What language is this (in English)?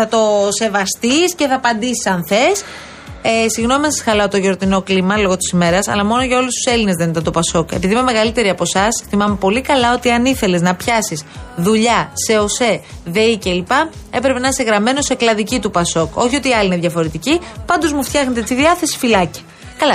Greek